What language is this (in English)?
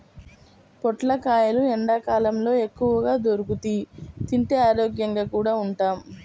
Telugu